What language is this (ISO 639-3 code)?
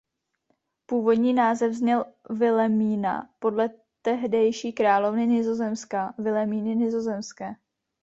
ces